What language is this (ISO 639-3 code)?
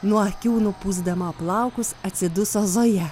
lit